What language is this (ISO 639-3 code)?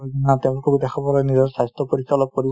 asm